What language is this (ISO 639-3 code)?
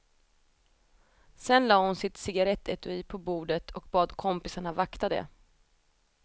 swe